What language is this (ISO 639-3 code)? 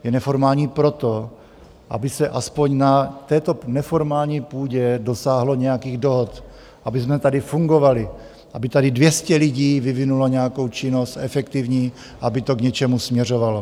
ces